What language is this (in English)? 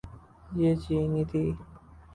Urdu